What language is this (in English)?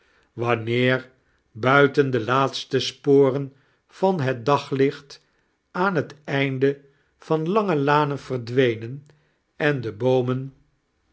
Dutch